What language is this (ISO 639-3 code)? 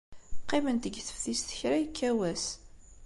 kab